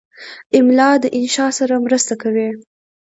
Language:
Pashto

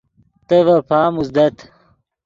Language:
Yidgha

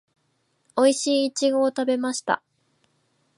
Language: Japanese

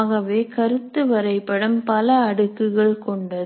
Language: Tamil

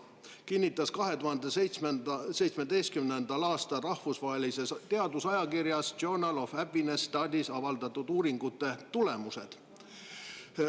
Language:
Estonian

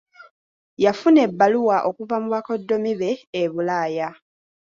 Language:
Ganda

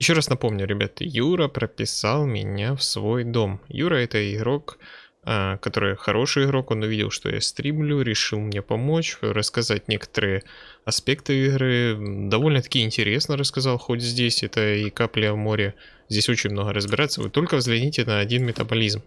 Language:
Russian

